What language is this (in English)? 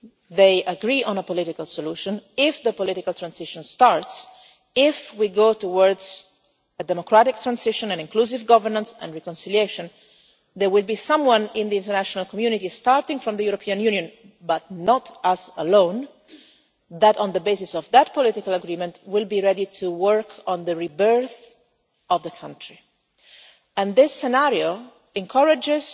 English